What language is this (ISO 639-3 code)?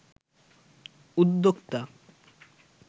ben